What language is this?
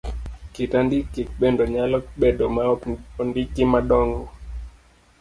Luo (Kenya and Tanzania)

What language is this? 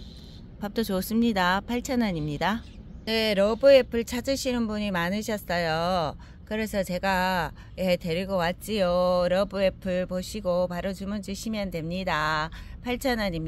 Korean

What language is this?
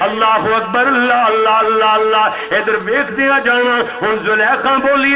Arabic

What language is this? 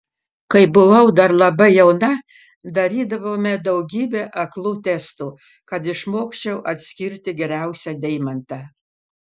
Lithuanian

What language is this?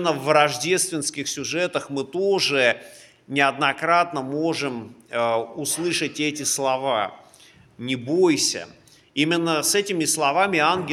Russian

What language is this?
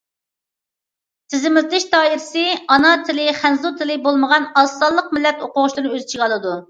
Uyghur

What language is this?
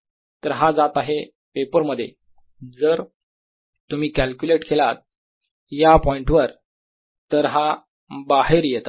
Marathi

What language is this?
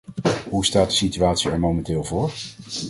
Dutch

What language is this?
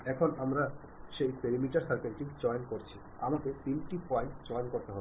Bangla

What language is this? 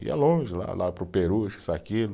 Portuguese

